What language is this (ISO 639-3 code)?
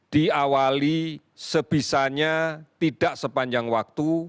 ind